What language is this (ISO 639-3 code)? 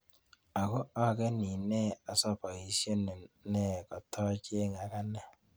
kln